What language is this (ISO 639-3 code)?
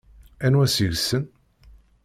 kab